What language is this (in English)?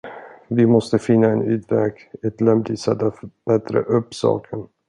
Swedish